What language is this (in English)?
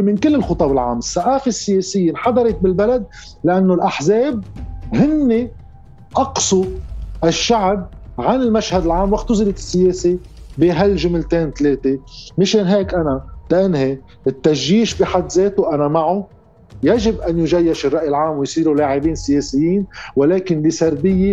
Arabic